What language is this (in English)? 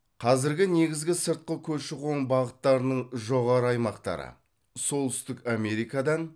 Kazakh